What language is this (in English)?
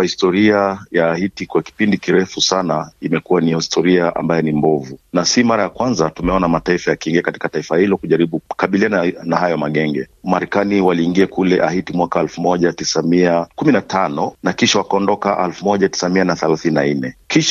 Swahili